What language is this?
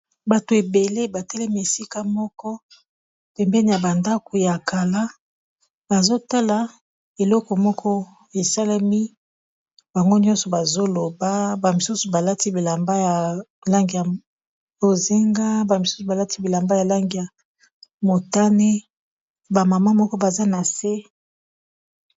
Lingala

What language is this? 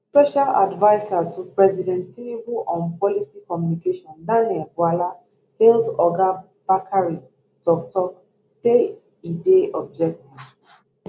Nigerian Pidgin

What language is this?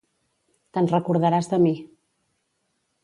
Catalan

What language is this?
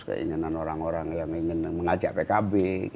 Indonesian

